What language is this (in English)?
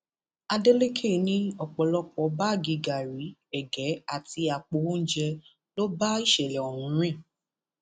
Yoruba